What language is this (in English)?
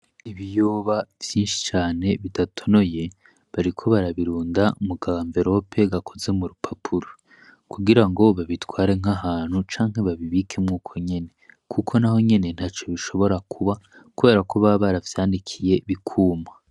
Rundi